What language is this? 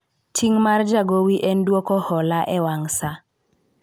Luo (Kenya and Tanzania)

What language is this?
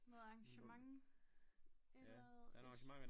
Danish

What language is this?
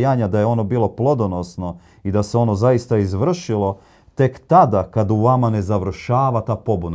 Croatian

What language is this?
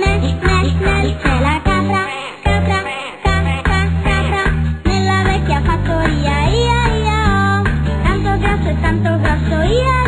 Thai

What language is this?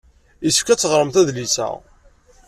Kabyle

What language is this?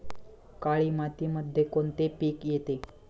Marathi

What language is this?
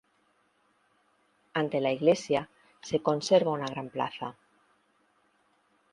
Spanish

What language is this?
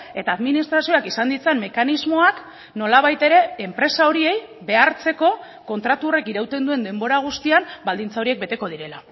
Basque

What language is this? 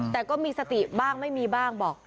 Thai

